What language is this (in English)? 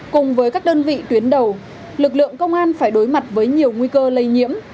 Vietnamese